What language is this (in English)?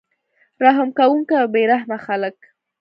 Pashto